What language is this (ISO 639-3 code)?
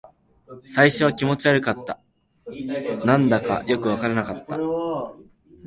jpn